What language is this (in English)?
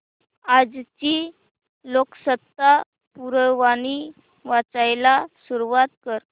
Marathi